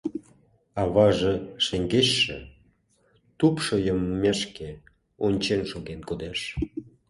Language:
Mari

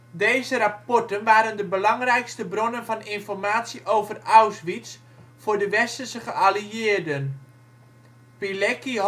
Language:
Dutch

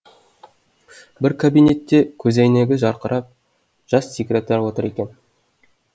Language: Kazakh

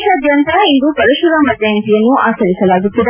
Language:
Kannada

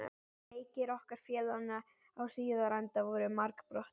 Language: Icelandic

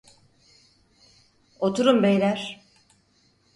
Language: Turkish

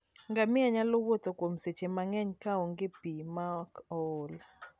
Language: Luo (Kenya and Tanzania)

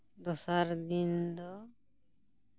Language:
Santali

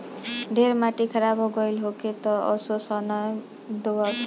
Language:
Bhojpuri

